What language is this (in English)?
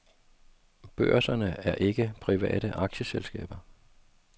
Danish